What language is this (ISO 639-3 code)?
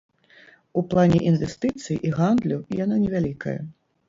bel